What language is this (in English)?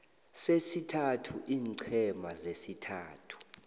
South Ndebele